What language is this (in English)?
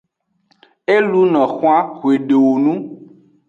Aja (Benin)